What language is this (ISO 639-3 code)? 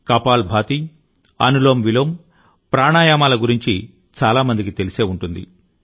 tel